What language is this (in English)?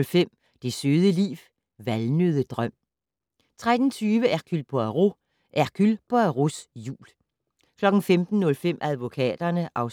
Danish